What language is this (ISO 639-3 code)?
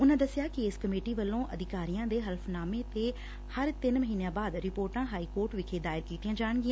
pan